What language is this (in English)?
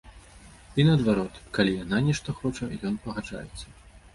Belarusian